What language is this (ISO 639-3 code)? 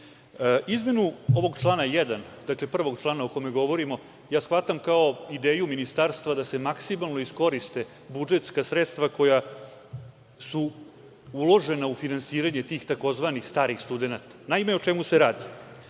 srp